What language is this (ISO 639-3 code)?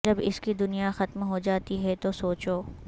urd